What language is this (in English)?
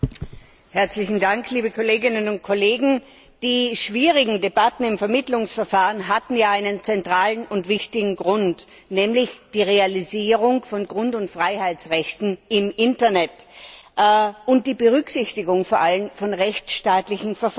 German